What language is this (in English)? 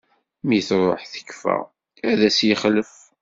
Kabyle